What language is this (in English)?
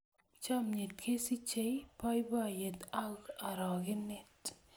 Kalenjin